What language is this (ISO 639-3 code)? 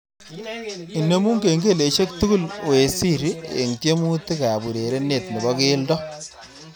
kln